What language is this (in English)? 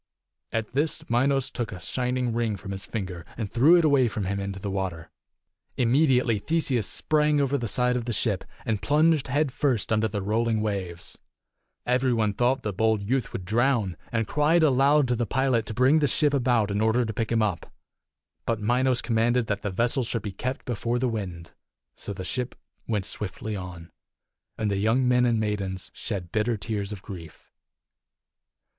English